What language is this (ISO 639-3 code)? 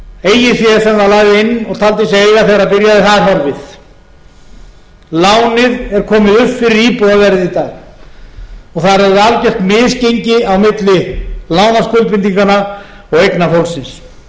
isl